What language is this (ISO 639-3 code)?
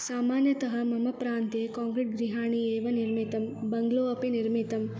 san